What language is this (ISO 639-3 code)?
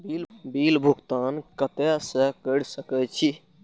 mai